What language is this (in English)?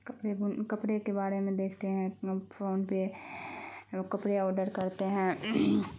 Urdu